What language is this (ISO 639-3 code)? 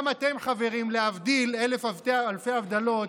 heb